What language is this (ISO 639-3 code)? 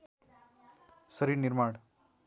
nep